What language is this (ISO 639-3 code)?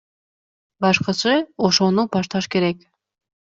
kir